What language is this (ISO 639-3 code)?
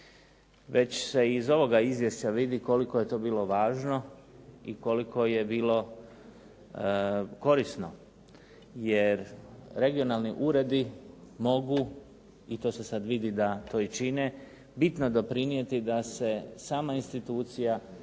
hrv